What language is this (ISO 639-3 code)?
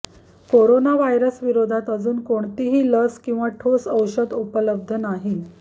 mar